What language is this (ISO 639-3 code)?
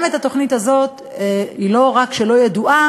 heb